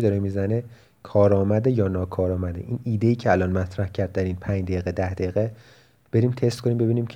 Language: Persian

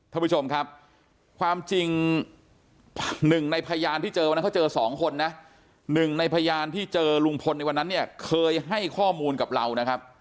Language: Thai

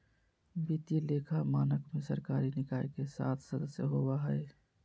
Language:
Magahi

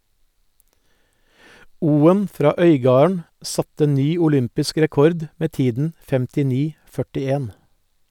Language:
Norwegian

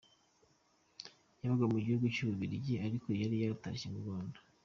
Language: Kinyarwanda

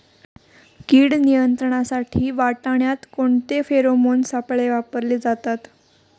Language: Marathi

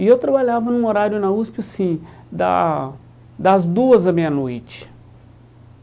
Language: Portuguese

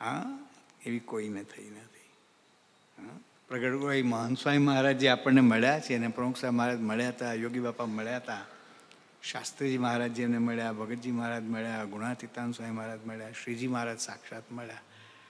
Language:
Gujarati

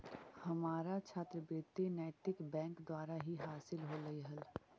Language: Magahi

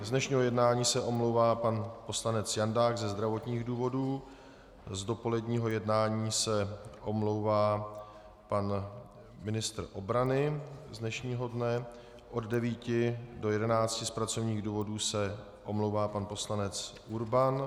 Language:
Czech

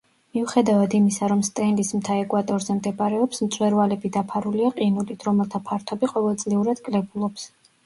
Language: Georgian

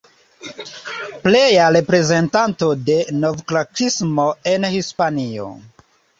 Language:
Esperanto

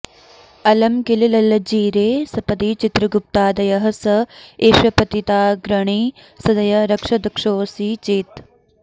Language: Sanskrit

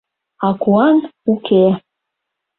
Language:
Mari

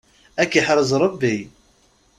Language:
Kabyle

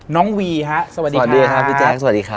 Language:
Thai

